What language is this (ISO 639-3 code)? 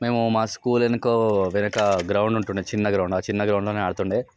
tel